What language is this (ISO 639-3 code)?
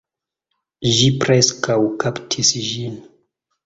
epo